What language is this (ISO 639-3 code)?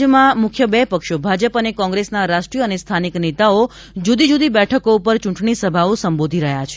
guj